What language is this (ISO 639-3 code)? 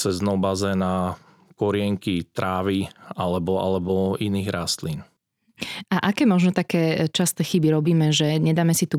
slk